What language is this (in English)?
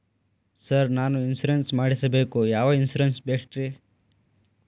Kannada